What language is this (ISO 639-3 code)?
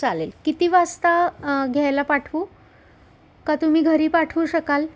mar